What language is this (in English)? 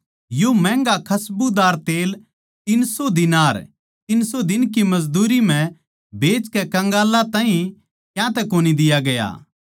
Haryanvi